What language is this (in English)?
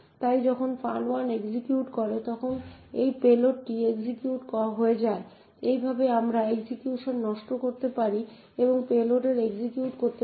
Bangla